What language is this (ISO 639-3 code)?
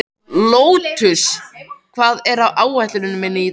isl